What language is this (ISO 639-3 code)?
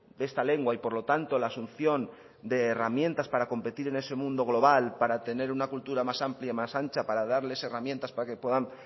spa